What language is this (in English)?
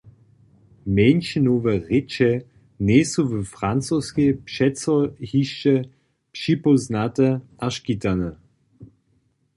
Upper Sorbian